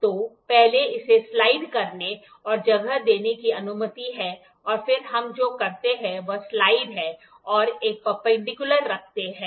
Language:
Hindi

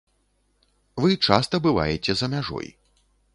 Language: Belarusian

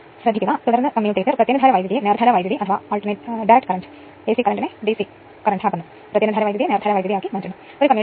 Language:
Malayalam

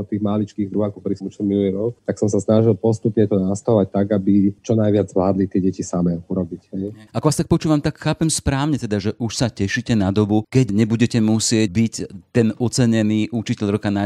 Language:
Slovak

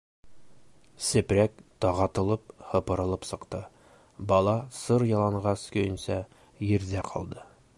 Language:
Bashkir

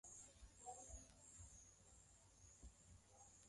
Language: Swahili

